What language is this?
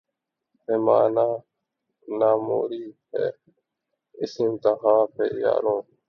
Urdu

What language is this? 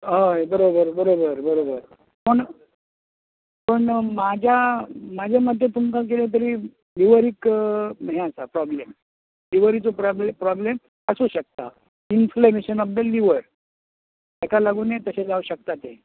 Konkani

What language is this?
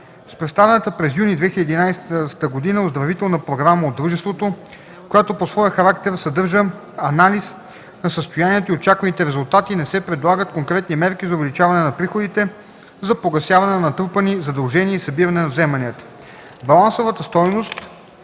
Bulgarian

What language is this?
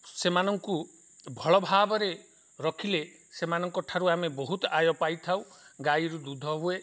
Odia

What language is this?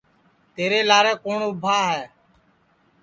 Sansi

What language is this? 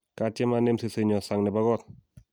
Kalenjin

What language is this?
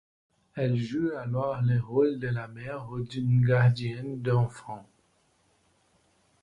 French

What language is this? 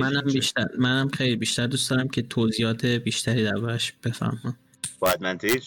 Persian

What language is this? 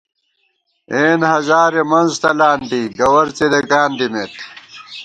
Gawar-Bati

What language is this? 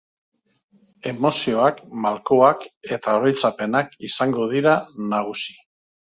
Basque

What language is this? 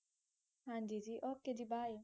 Punjabi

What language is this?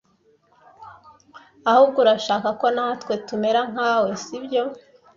Kinyarwanda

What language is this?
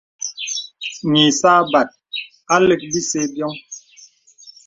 Bebele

